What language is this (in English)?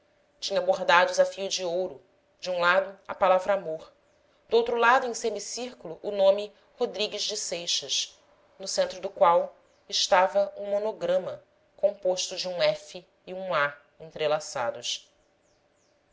Portuguese